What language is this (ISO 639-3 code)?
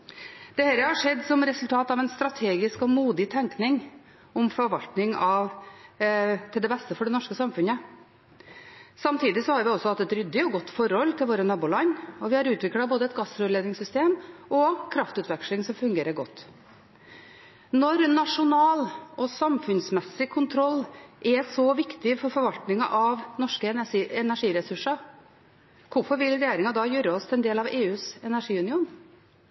nob